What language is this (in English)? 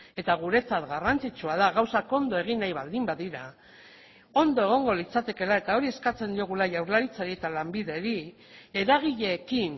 Basque